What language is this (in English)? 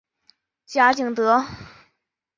Chinese